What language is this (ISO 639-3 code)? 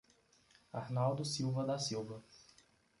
por